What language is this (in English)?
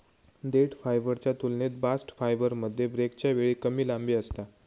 Marathi